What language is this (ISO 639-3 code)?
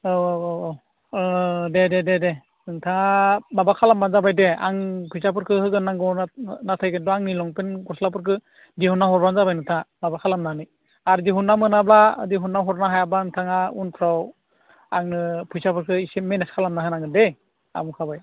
brx